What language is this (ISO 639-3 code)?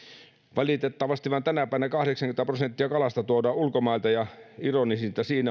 fin